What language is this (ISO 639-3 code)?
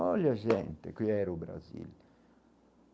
por